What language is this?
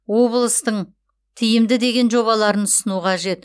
Kazakh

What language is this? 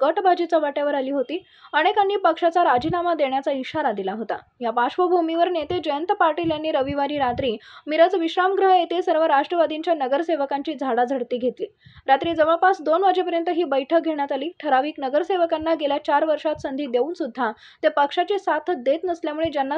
Romanian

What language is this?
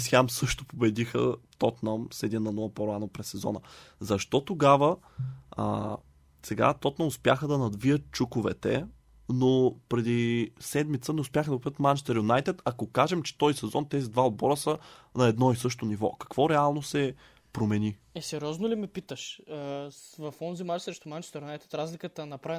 Bulgarian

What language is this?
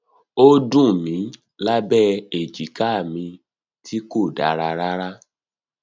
Yoruba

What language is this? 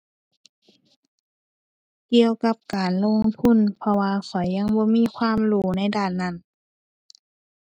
Thai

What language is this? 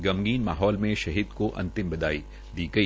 Hindi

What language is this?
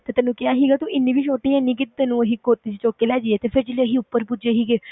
Punjabi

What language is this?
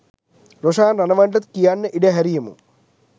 Sinhala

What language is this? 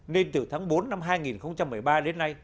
Vietnamese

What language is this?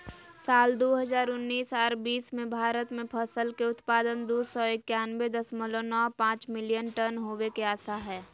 Magahi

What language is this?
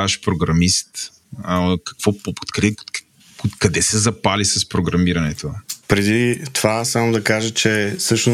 Bulgarian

